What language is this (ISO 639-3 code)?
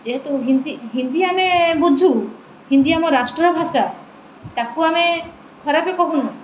ori